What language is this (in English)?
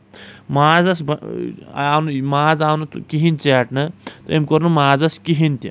Kashmiri